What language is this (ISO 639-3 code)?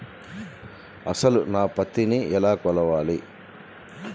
tel